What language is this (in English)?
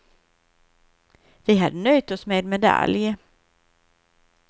Swedish